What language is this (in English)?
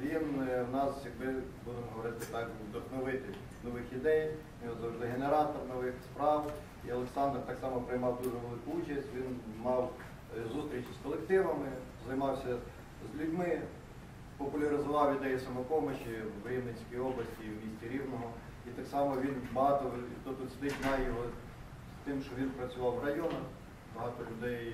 Ukrainian